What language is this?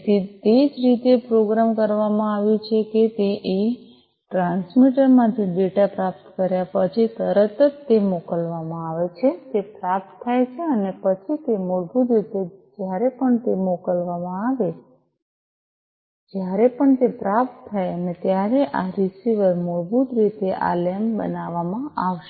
Gujarati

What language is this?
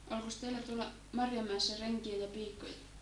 Finnish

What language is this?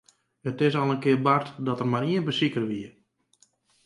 Western Frisian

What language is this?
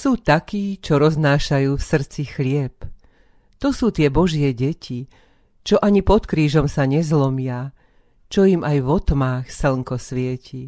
Slovak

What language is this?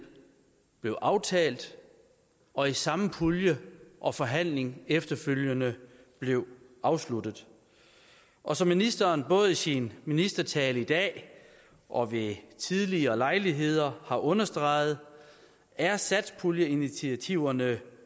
Danish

